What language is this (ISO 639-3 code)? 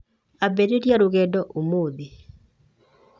kik